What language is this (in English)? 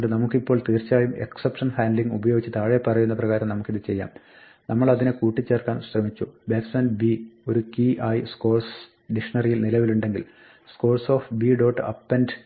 Malayalam